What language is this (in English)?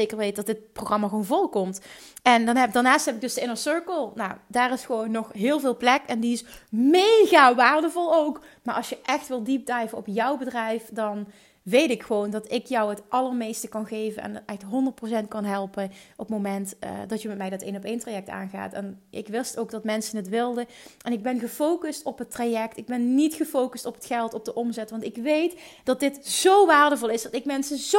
Dutch